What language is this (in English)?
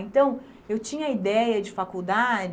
Portuguese